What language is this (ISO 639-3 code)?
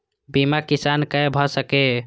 mai